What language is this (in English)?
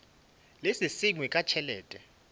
Northern Sotho